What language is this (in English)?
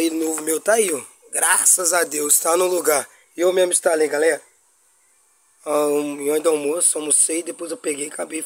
Portuguese